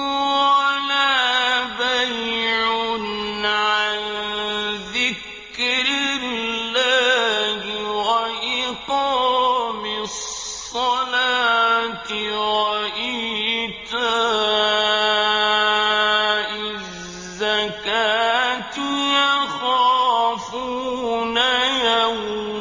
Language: Arabic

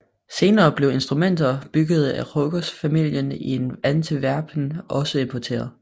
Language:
Danish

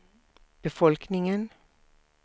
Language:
Swedish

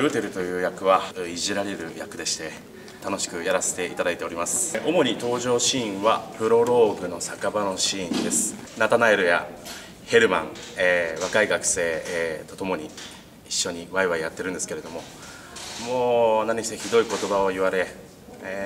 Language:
Japanese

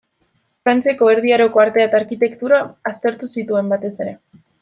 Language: Basque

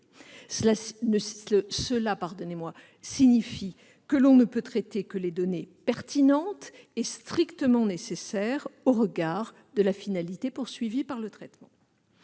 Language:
French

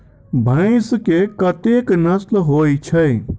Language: Maithili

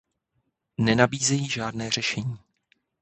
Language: Czech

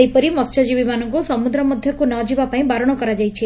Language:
Odia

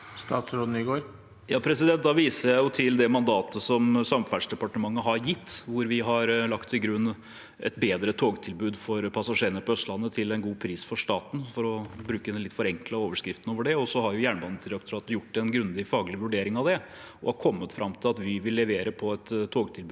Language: Norwegian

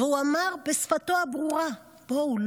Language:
Hebrew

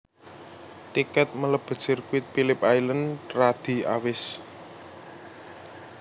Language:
Javanese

